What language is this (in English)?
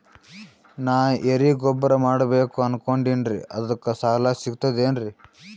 Kannada